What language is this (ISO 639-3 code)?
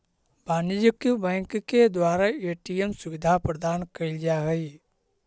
mag